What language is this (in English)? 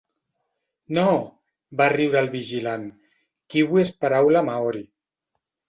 Catalan